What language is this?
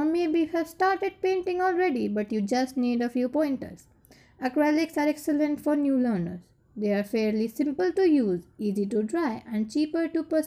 English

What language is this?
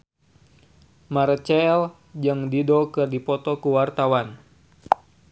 Sundanese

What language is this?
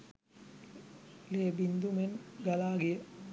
Sinhala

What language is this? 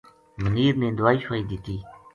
Gujari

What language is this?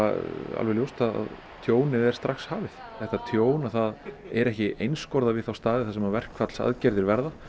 Icelandic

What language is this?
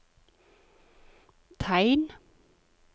Norwegian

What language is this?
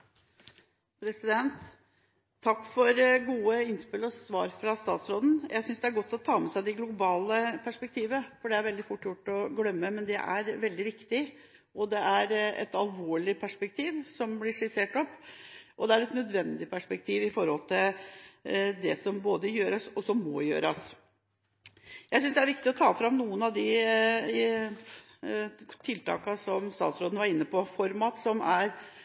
Norwegian Bokmål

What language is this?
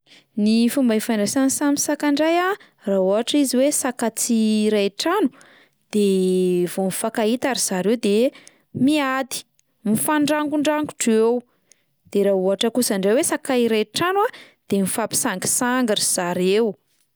Malagasy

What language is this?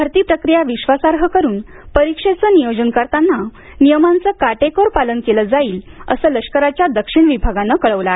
Marathi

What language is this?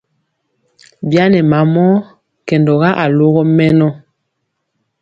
Mpiemo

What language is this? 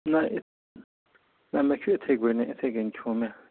Kashmiri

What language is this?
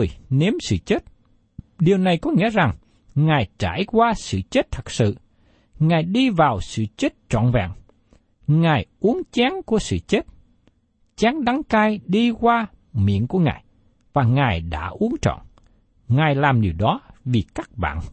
Vietnamese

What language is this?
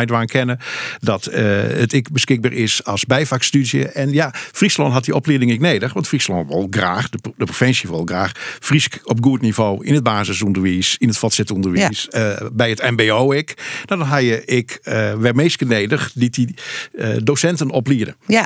Dutch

